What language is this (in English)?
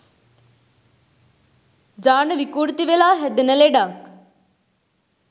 Sinhala